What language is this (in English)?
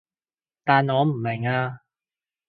Cantonese